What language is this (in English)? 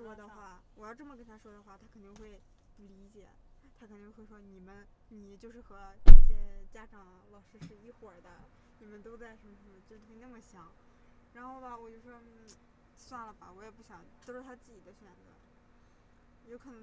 Chinese